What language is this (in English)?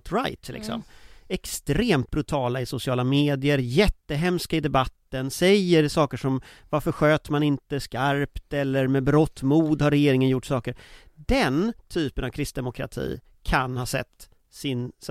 Swedish